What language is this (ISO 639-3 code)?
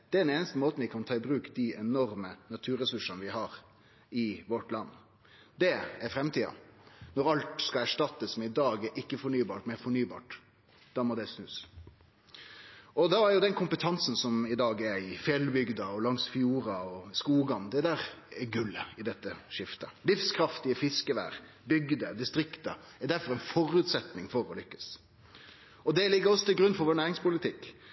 nno